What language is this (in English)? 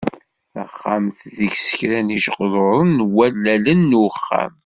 Kabyle